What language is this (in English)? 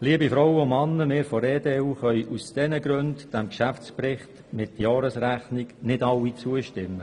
Swiss German